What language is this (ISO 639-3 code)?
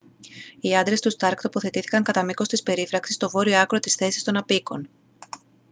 ell